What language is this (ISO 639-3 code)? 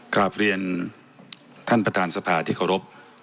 tha